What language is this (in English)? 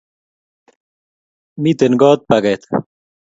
Kalenjin